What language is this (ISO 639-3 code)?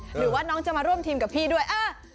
tha